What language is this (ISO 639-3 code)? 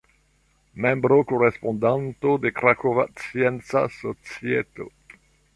epo